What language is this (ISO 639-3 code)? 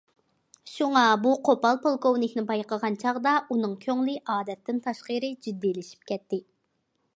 uig